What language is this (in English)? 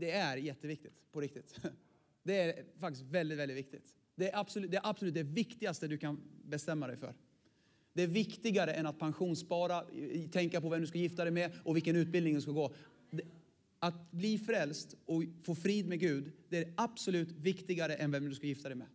Swedish